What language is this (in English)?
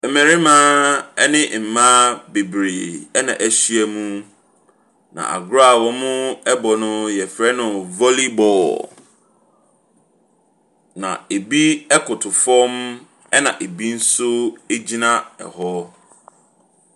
Akan